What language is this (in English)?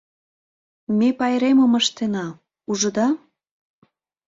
Mari